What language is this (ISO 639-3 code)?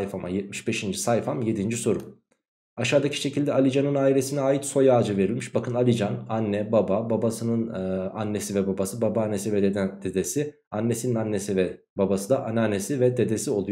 tur